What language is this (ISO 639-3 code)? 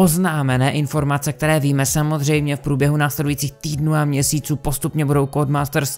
ces